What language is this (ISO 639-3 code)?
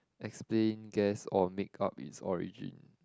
eng